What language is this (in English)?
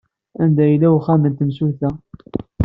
Kabyle